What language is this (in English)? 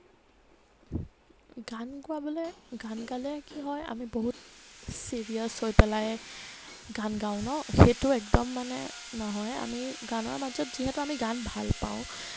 Assamese